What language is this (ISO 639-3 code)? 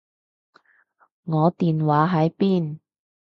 yue